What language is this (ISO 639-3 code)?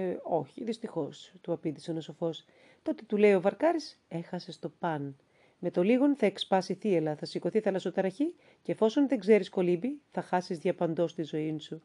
ell